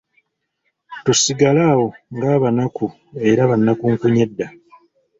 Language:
Ganda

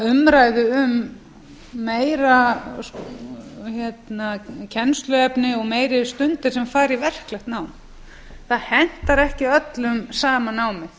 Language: Icelandic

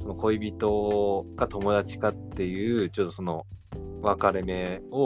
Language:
Japanese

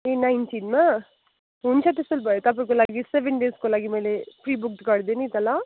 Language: Nepali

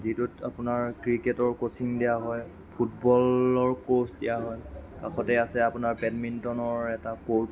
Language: Assamese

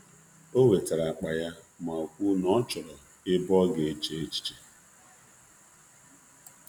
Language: Igbo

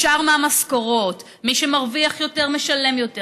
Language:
Hebrew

